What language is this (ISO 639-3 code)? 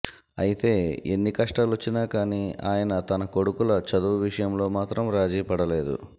tel